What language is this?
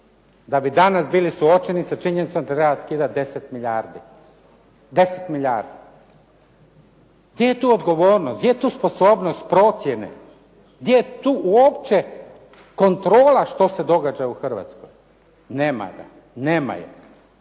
Croatian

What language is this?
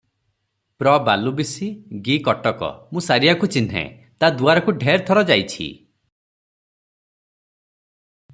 Odia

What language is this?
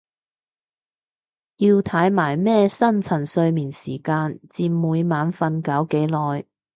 Cantonese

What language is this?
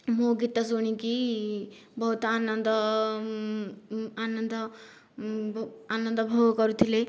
Odia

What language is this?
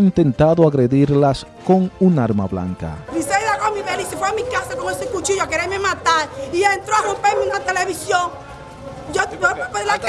Spanish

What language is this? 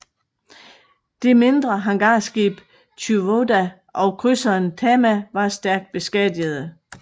Danish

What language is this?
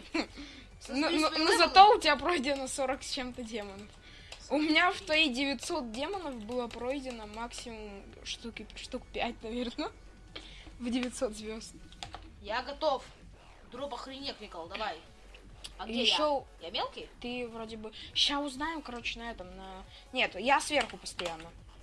Russian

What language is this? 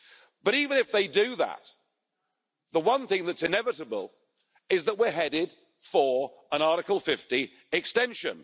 English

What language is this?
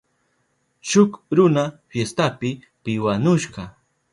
Southern Pastaza Quechua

